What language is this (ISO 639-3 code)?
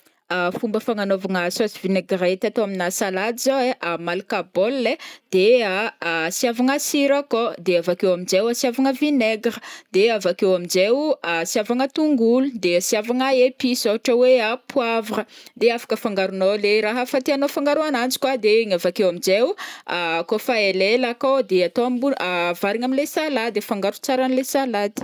bmm